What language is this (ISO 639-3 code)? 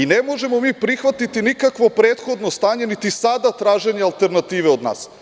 srp